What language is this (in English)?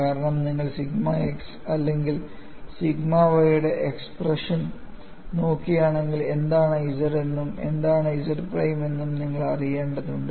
Malayalam